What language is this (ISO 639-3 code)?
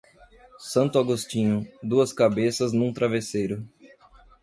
por